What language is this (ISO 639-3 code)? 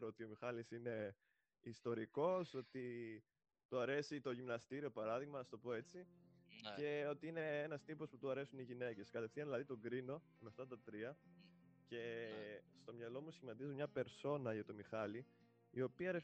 ell